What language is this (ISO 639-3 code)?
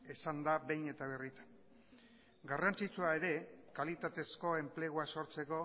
eus